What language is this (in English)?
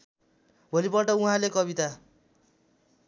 Nepali